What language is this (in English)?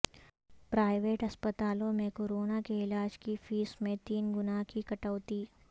Urdu